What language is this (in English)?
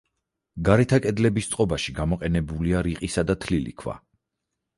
Georgian